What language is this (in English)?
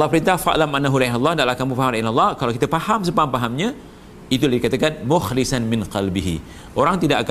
Malay